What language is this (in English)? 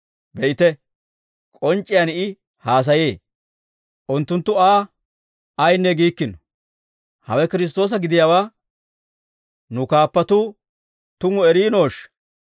Dawro